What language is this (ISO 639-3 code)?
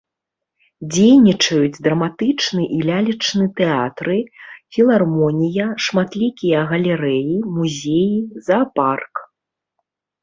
bel